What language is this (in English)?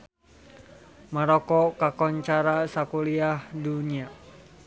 Sundanese